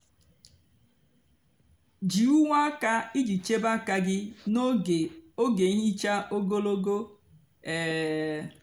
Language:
Igbo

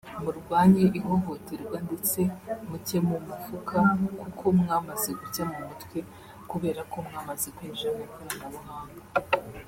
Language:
Kinyarwanda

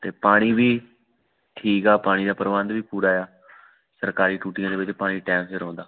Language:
Punjabi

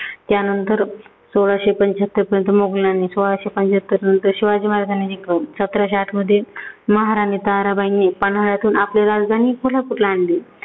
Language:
Marathi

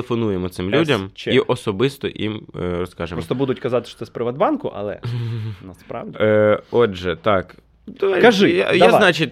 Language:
Ukrainian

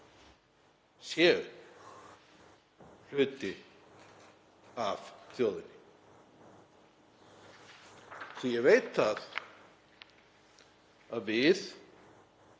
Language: Icelandic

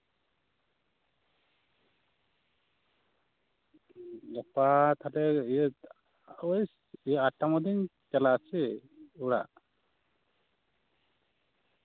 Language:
Santali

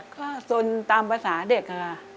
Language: Thai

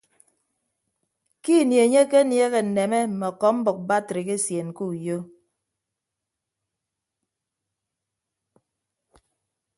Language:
Ibibio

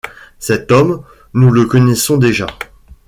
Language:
French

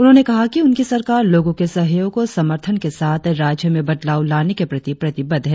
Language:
Hindi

